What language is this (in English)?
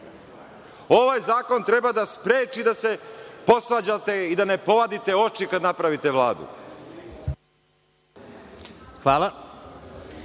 Serbian